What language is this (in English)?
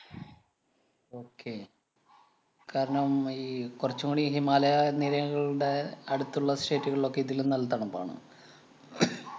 Malayalam